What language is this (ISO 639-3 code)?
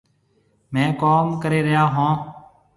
mve